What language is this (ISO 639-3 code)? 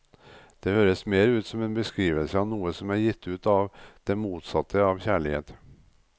nor